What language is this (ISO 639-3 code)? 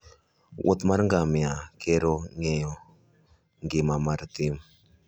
luo